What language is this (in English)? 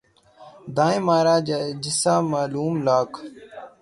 Urdu